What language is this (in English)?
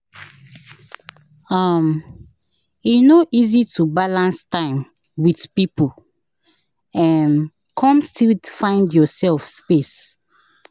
Nigerian Pidgin